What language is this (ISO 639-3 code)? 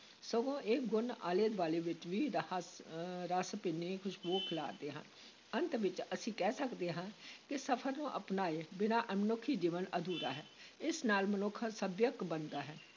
pan